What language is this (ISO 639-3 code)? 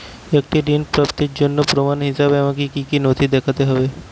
ben